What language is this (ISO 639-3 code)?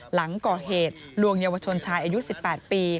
tha